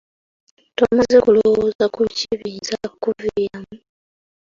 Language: Ganda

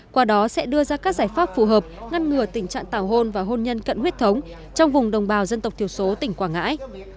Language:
Vietnamese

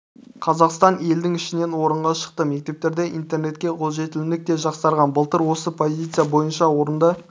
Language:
Kazakh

